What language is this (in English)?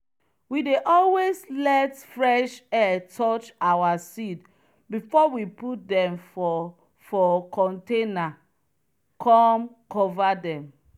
Nigerian Pidgin